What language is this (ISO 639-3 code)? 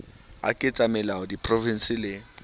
sot